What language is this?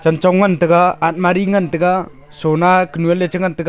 Wancho Naga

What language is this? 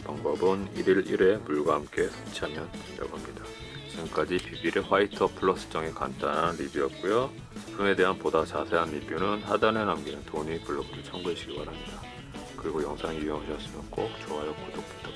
Korean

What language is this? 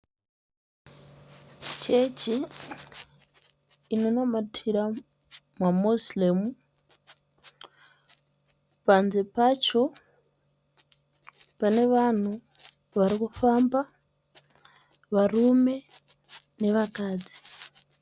Shona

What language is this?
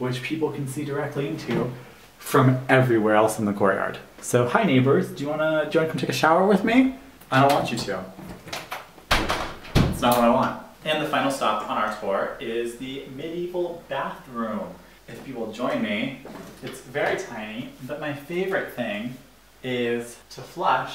English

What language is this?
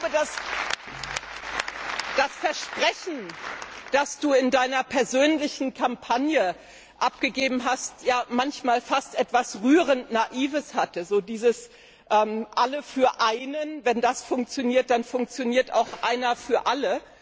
German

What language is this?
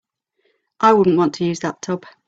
English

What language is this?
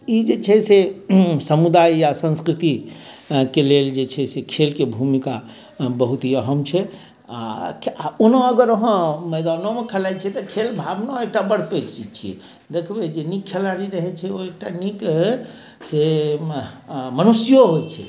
Maithili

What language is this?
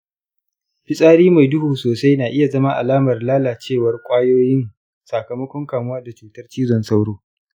Hausa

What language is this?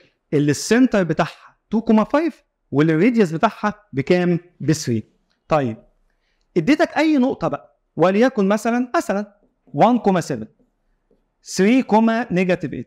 Arabic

